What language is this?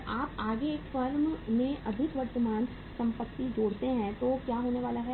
Hindi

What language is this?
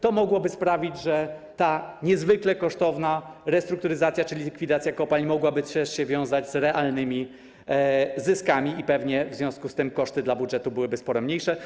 Polish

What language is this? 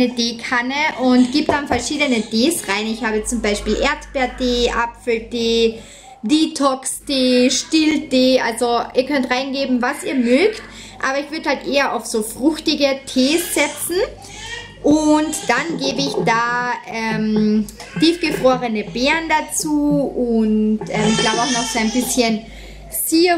German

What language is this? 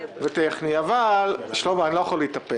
Hebrew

